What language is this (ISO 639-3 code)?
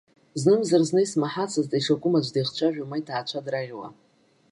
abk